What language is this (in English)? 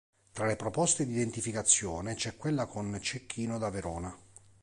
Italian